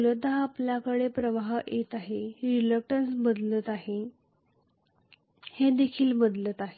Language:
Marathi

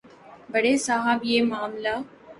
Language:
Urdu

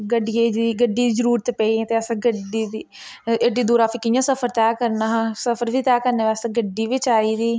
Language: Dogri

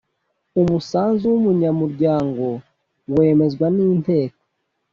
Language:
Kinyarwanda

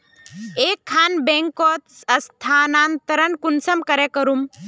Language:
Magahi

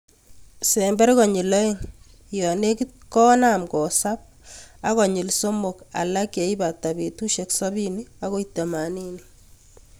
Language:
Kalenjin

